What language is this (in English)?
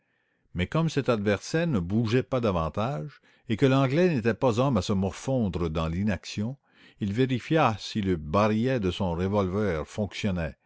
French